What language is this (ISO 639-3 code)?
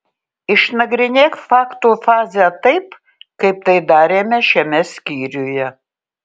lit